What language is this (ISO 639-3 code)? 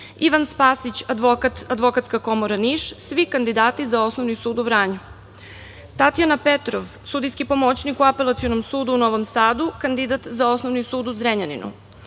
srp